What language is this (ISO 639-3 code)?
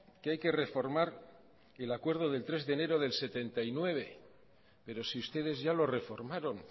spa